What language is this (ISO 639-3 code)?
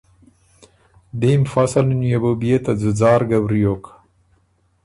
oru